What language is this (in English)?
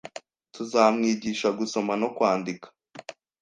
Kinyarwanda